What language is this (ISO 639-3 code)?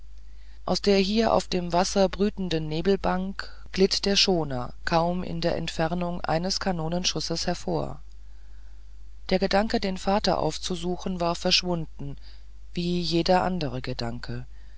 deu